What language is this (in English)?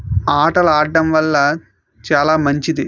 Telugu